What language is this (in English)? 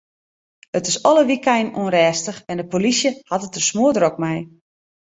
Western Frisian